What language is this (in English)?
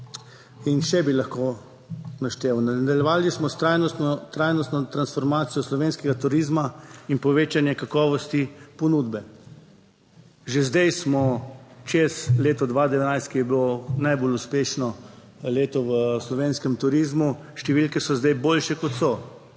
Slovenian